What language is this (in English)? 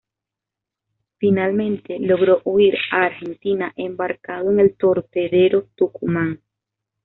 Spanish